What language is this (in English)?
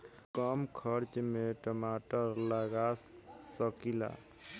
Bhojpuri